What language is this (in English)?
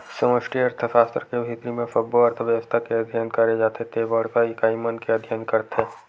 Chhattisgarhi